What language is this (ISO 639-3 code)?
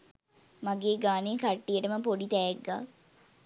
sin